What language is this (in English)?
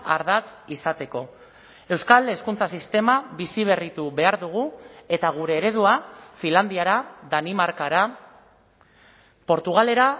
Basque